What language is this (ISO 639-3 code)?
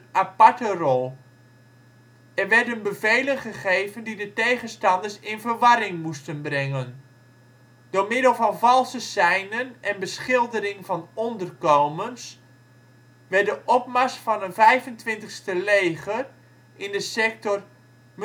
nld